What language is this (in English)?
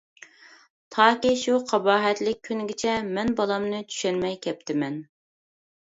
Uyghur